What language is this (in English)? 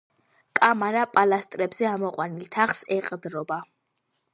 Georgian